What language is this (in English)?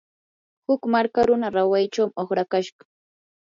Yanahuanca Pasco Quechua